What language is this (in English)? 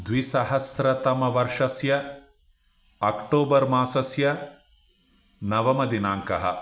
Sanskrit